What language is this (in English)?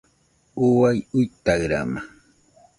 Nüpode Huitoto